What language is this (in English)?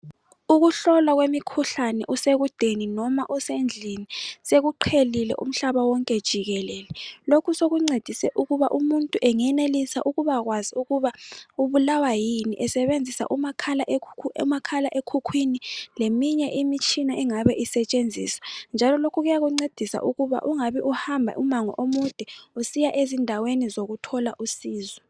North Ndebele